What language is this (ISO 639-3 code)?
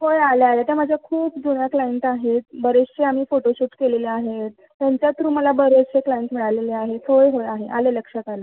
mar